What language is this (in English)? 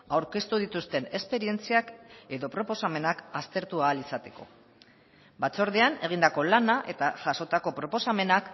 Basque